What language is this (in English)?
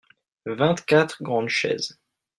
French